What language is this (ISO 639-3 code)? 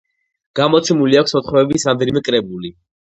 kat